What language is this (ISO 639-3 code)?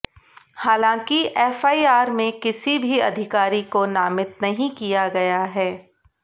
hin